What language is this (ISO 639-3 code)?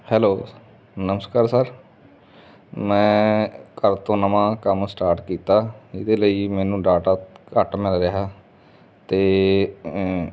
pan